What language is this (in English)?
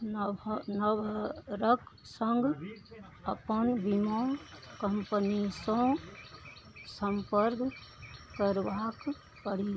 Maithili